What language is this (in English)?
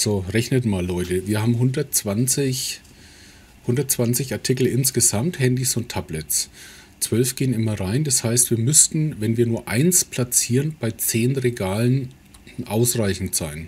German